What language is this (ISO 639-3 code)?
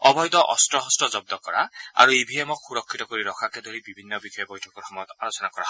asm